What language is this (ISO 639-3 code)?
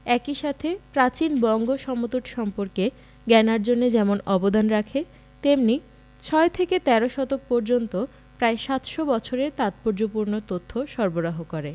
ben